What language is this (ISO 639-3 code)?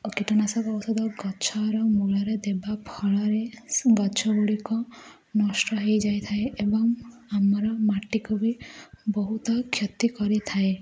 ori